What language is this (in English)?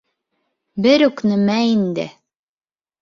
Bashkir